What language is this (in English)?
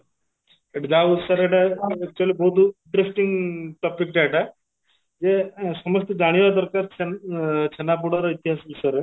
Odia